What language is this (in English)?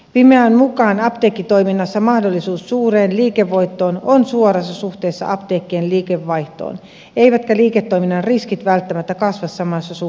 Finnish